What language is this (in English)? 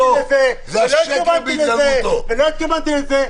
Hebrew